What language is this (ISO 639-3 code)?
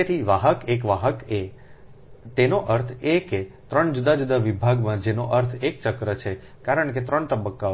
guj